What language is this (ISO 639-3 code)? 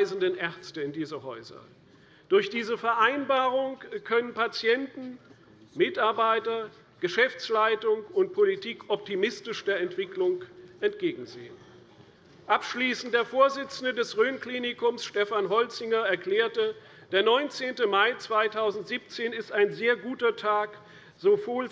deu